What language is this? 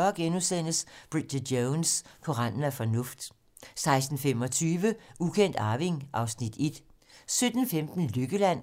Danish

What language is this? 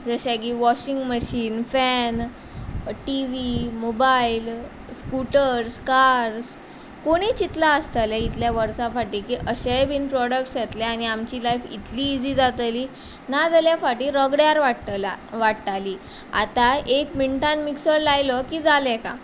Konkani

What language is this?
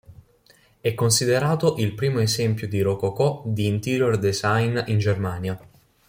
Italian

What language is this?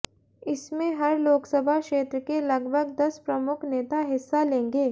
Hindi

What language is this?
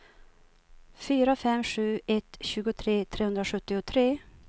Swedish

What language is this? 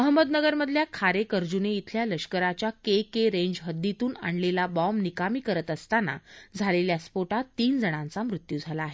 Marathi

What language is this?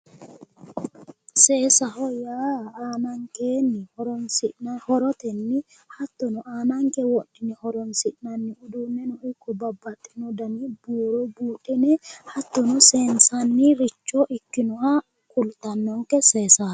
Sidamo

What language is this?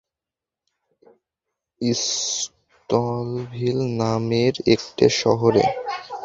Bangla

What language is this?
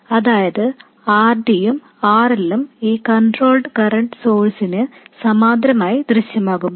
Malayalam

